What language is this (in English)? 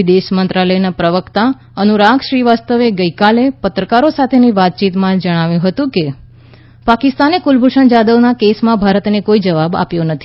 Gujarati